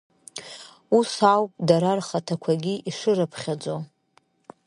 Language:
Abkhazian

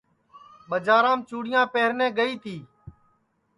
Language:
Sansi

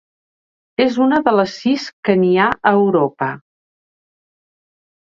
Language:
Catalan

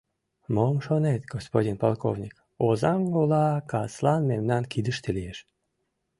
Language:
Mari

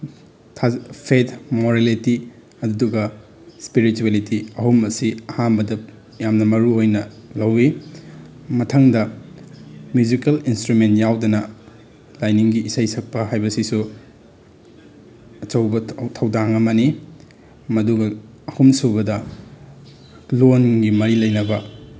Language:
Manipuri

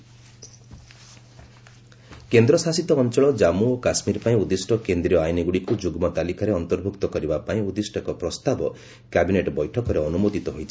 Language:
Odia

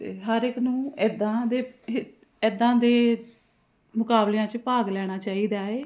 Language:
Punjabi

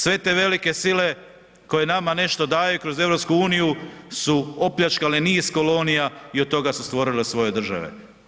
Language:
Croatian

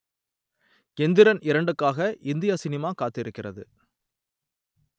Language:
Tamil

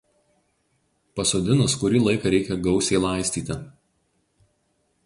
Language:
Lithuanian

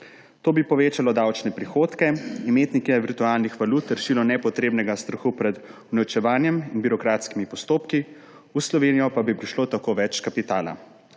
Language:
Slovenian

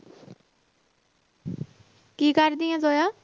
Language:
Punjabi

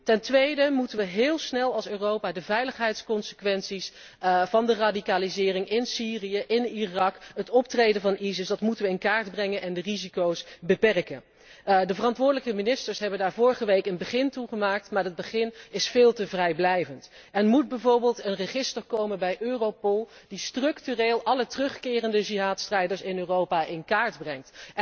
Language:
Dutch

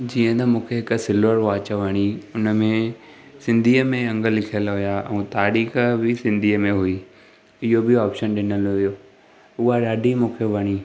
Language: Sindhi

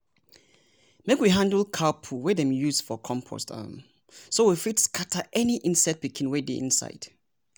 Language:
Nigerian Pidgin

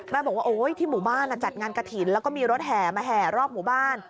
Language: Thai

